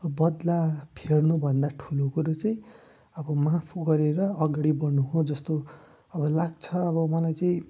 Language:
Nepali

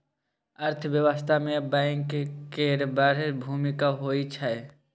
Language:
Maithili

